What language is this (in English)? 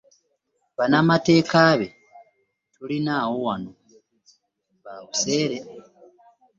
Ganda